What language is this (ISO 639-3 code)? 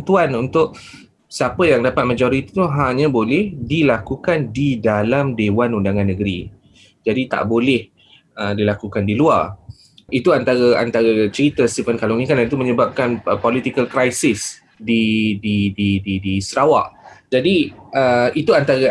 msa